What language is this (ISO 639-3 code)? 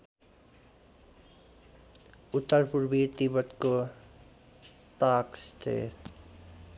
nep